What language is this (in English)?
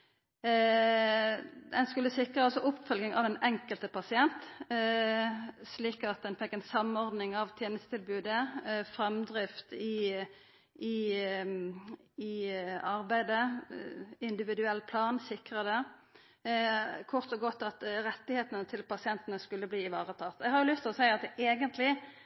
Norwegian Nynorsk